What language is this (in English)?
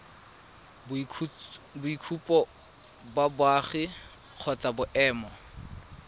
Tswana